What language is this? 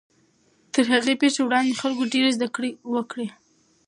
Pashto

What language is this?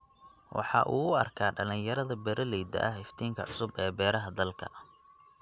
Somali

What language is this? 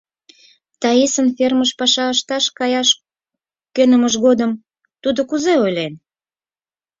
Mari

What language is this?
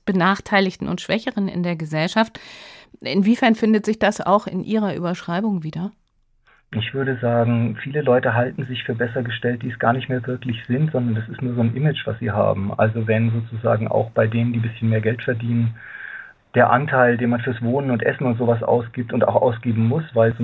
German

